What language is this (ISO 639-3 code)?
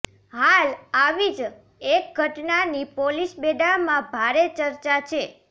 guj